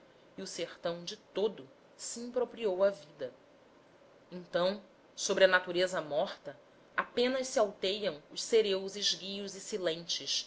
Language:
Portuguese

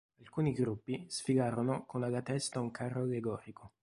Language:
Italian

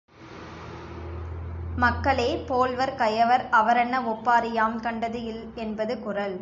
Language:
Tamil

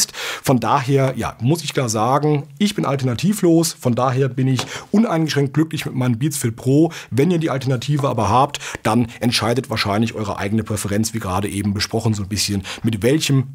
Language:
German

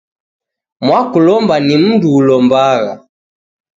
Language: Taita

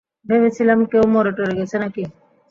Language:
Bangla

